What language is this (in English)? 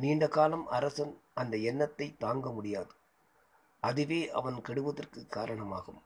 Tamil